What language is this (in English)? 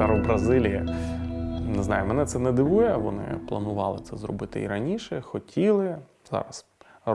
Ukrainian